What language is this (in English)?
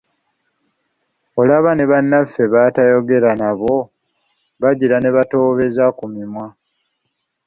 Ganda